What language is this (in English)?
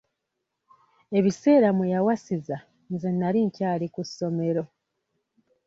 Ganda